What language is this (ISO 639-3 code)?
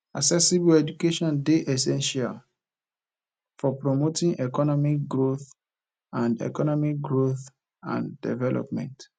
pcm